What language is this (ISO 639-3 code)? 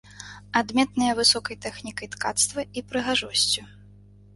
bel